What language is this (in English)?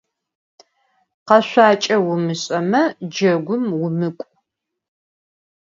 Adyghe